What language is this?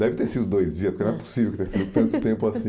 Portuguese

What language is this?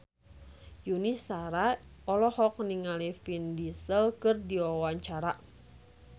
Sundanese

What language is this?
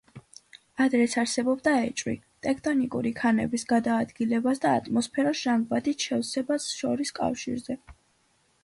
Georgian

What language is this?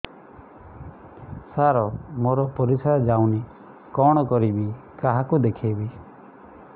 Odia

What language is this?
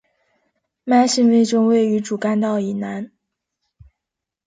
Chinese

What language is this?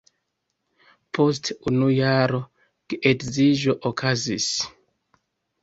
Esperanto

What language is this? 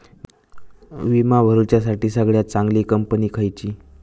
Marathi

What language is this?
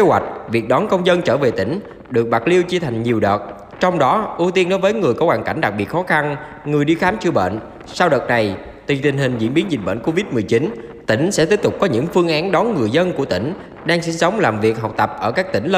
Vietnamese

